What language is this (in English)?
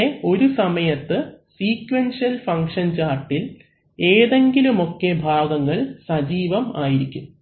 Malayalam